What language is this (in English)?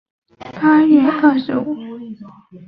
Chinese